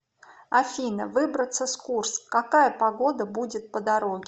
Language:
Russian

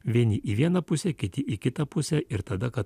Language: Lithuanian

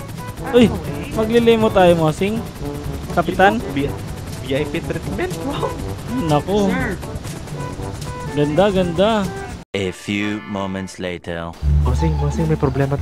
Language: Filipino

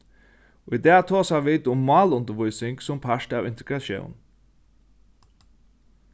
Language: Faroese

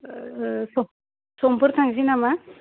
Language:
Bodo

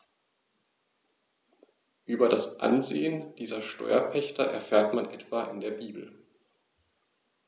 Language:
German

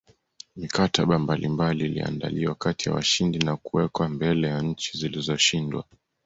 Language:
Swahili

